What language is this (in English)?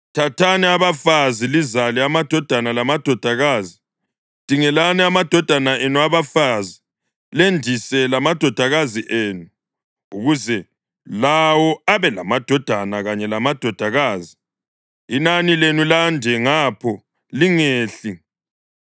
North Ndebele